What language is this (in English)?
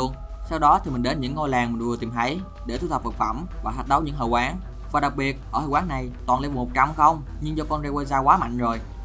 Vietnamese